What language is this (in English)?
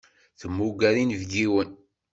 Kabyle